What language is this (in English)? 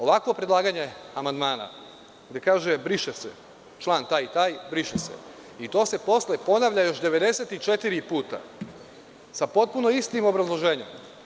Serbian